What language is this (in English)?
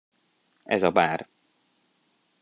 Hungarian